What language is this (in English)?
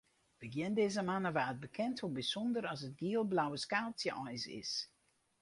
Western Frisian